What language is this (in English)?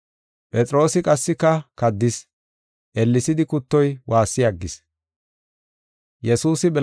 Gofa